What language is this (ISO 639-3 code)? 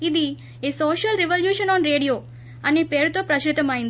tel